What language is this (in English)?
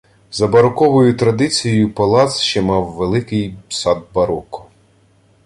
Ukrainian